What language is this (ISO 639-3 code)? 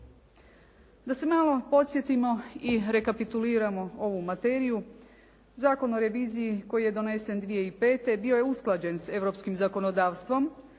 hrv